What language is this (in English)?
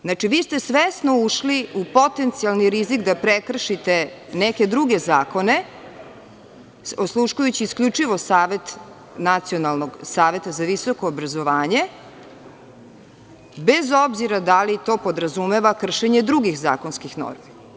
Serbian